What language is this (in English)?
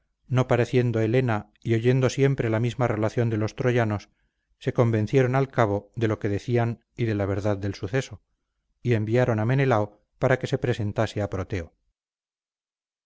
Spanish